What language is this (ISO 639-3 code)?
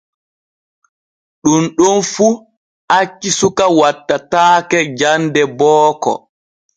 fue